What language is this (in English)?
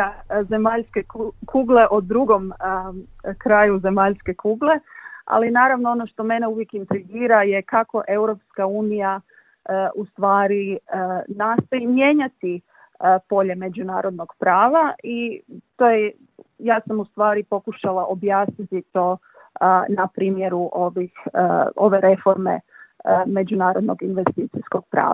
Croatian